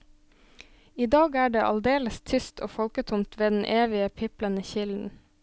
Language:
Norwegian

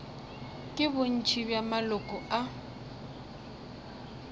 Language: Northern Sotho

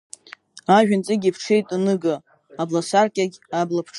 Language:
Abkhazian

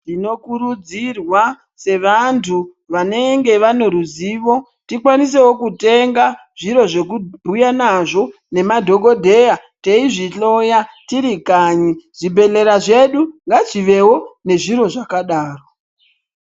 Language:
Ndau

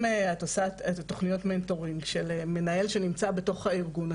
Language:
Hebrew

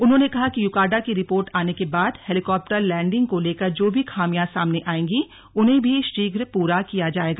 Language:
Hindi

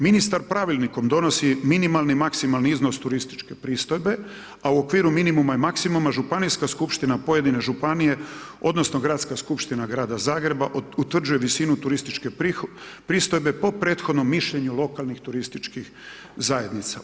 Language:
Croatian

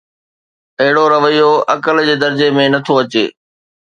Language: Sindhi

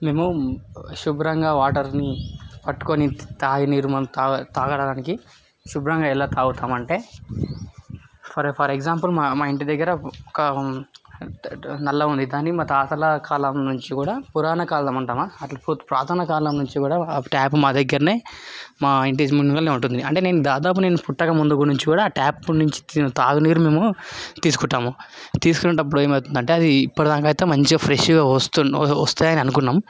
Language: Telugu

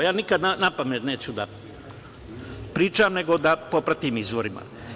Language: Serbian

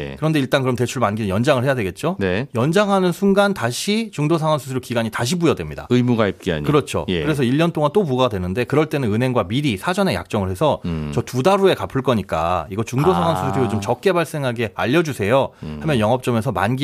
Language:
Korean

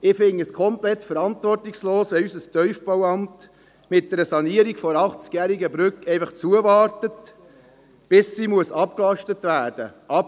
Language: Swiss German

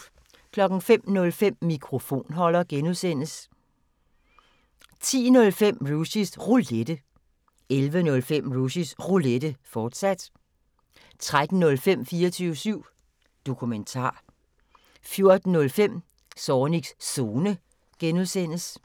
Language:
Danish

